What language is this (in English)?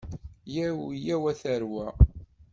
Kabyle